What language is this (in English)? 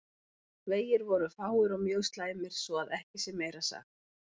Icelandic